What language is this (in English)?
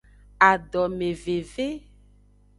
Aja (Benin)